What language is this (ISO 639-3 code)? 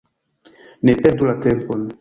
epo